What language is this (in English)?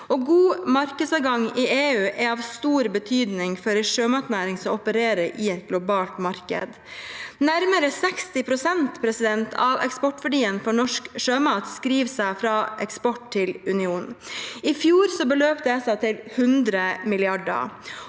Norwegian